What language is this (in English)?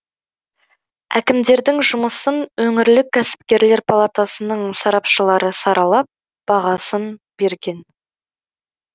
Kazakh